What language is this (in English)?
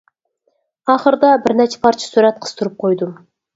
Uyghur